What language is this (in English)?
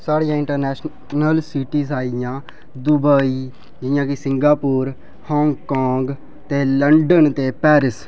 Dogri